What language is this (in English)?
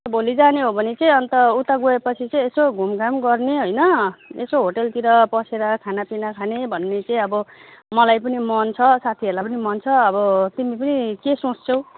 Nepali